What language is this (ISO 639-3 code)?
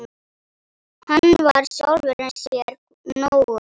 isl